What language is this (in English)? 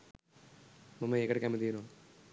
Sinhala